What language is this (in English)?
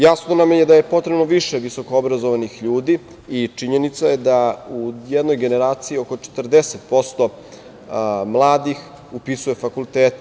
Serbian